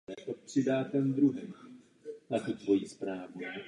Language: Czech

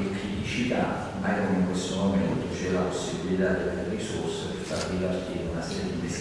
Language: Italian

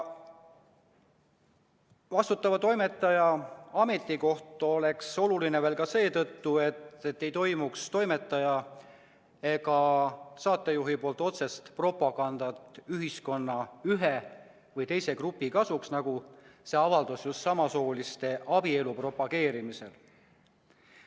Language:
Estonian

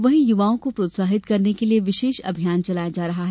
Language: Hindi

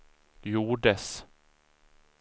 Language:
Swedish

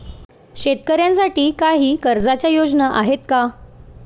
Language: Marathi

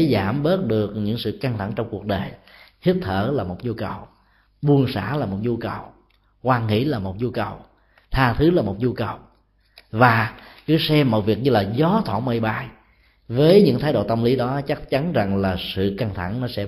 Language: Vietnamese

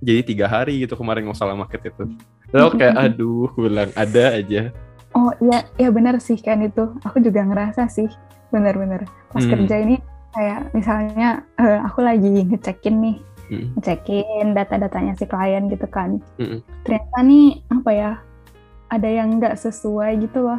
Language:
Indonesian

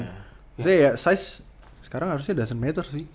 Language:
Indonesian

